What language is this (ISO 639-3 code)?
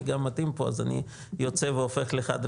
heb